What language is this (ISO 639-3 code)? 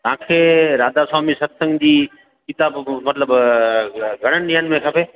snd